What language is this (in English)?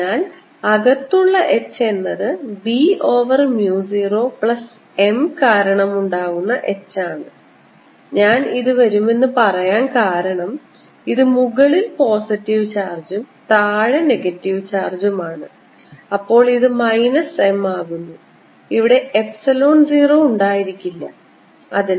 Malayalam